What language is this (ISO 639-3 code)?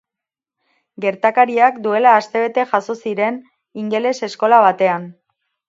eus